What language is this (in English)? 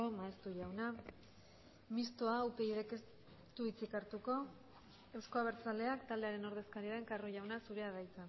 Basque